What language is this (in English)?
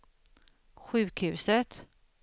Swedish